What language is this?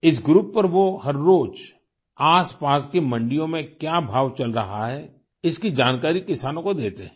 Hindi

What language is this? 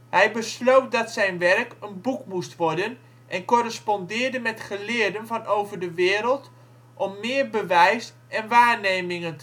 Dutch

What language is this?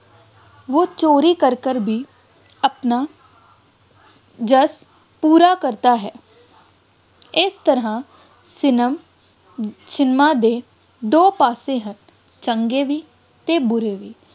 Punjabi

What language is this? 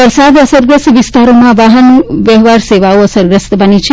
Gujarati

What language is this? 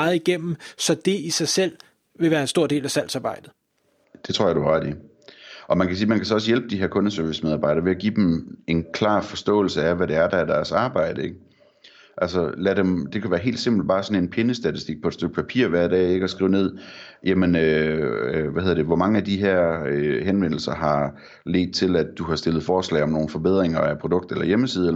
Danish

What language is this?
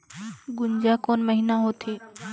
Chhattisgarhi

